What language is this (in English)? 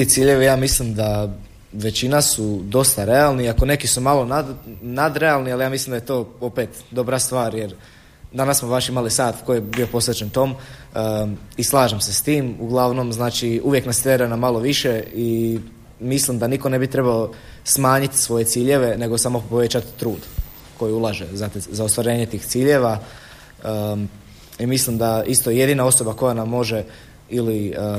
Croatian